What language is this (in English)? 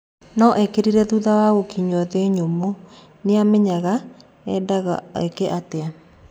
Kikuyu